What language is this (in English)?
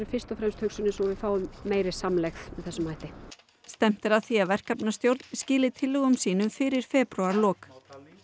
Icelandic